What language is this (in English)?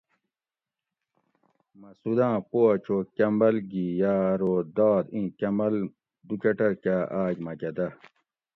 Gawri